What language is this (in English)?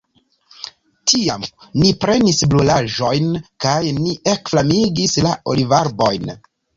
Esperanto